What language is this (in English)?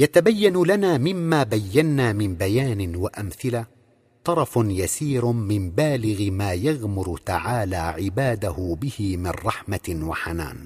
Arabic